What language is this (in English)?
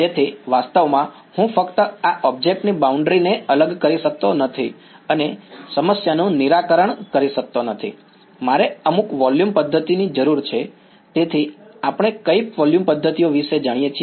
Gujarati